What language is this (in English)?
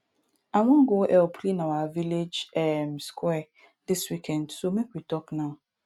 Nigerian Pidgin